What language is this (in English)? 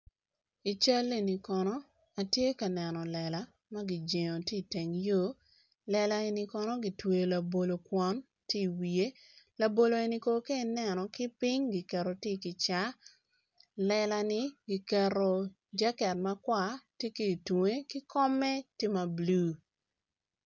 Acoli